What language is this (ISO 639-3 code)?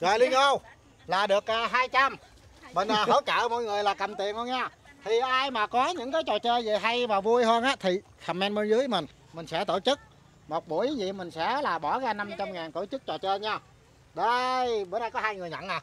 vie